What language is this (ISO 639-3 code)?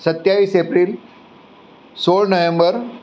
guj